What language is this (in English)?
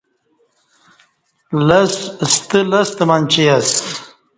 Kati